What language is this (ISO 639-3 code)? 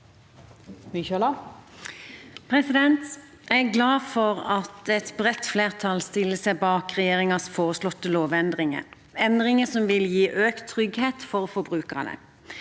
nor